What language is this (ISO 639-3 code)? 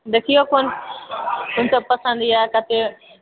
mai